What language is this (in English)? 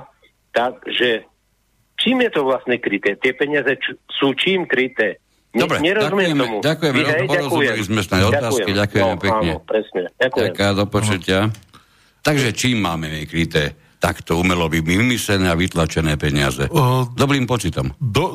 Slovak